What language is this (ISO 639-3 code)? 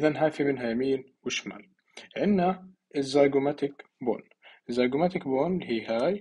ara